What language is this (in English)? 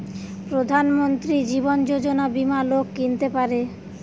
Bangla